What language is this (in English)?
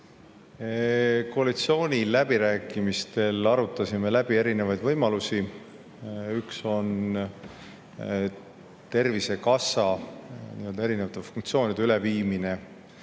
Estonian